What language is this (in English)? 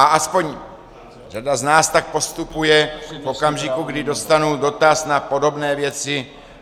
Czech